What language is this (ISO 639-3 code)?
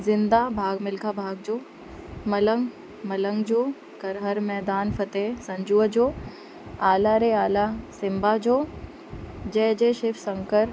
snd